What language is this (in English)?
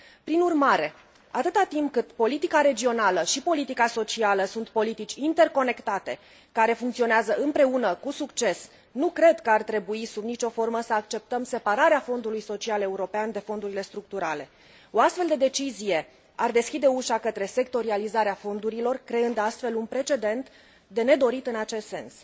Romanian